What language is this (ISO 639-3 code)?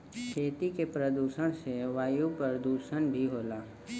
bho